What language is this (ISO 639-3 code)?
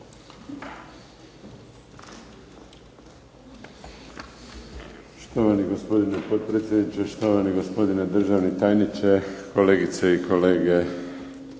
hrv